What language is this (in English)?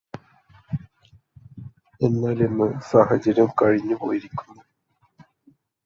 Malayalam